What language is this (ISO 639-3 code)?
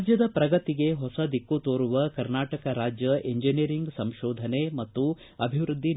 kan